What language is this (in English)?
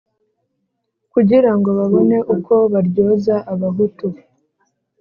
Kinyarwanda